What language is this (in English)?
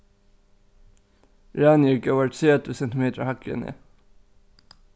Faroese